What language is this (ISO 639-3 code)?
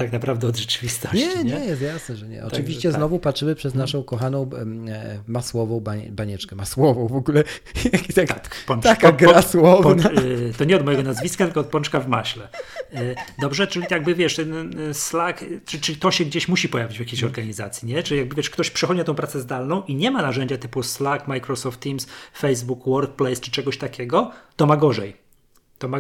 pol